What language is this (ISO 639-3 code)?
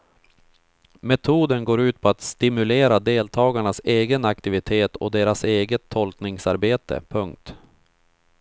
swe